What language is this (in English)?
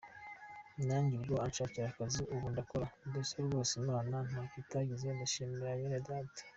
Kinyarwanda